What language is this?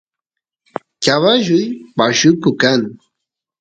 Santiago del Estero Quichua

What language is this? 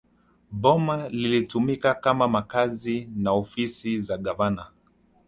Swahili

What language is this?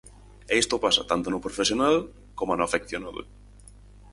Galician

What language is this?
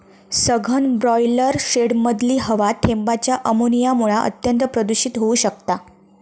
Marathi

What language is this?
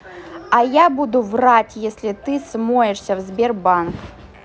Russian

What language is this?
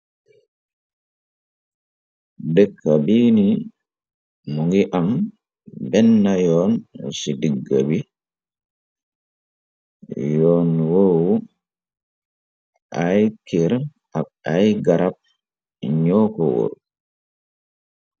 Wolof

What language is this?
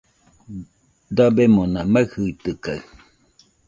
Nüpode Huitoto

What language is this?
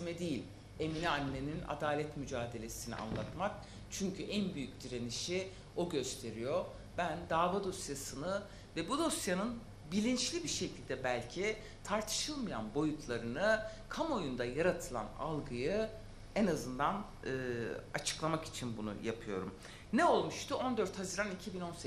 Turkish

